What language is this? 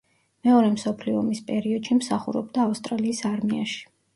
Georgian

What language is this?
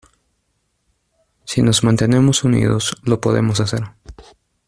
Spanish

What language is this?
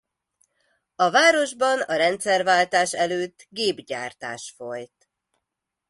Hungarian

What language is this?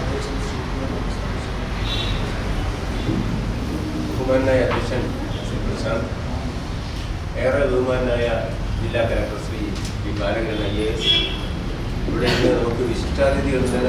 Hindi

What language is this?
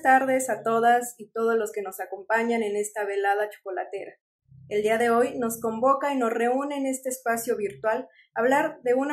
Spanish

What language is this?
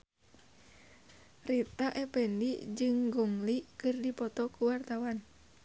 Sundanese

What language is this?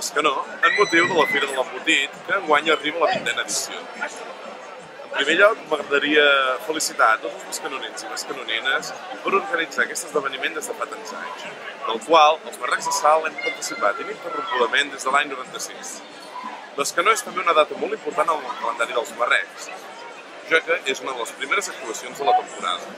Dutch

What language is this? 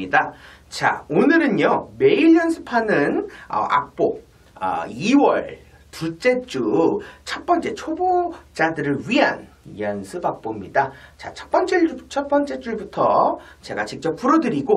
Korean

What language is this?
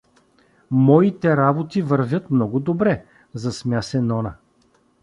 Bulgarian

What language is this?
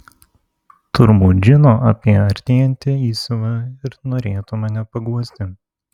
Lithuanian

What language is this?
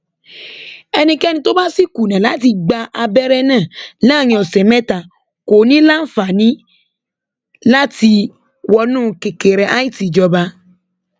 Yoruba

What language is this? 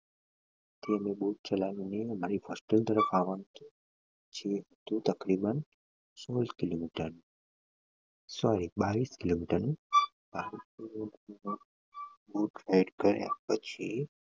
Gujarati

